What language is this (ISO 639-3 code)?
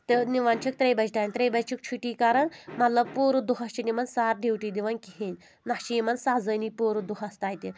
kas